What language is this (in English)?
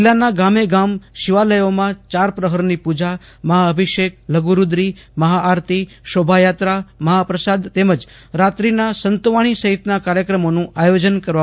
Gujarati